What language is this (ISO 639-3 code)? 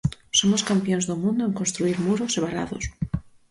glg